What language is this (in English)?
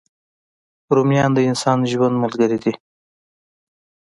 Pashto